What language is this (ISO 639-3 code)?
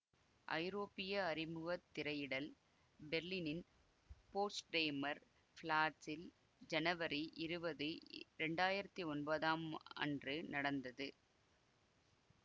tam